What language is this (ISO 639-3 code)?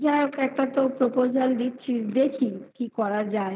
ben